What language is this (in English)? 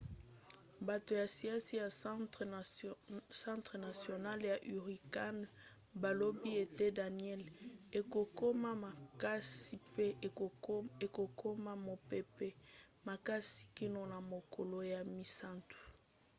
Lingala